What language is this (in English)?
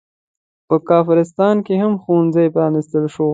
Pashto